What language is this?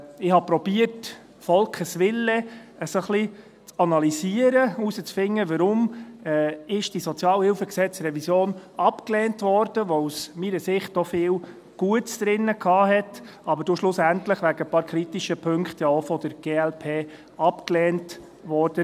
Swiss German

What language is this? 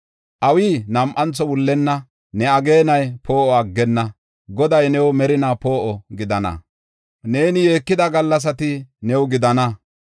Gofa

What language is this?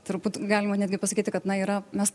Lithuanian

